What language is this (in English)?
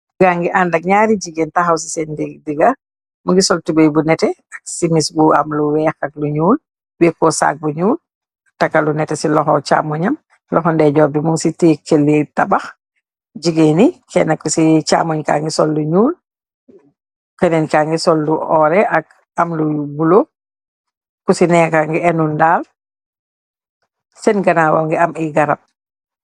Wolof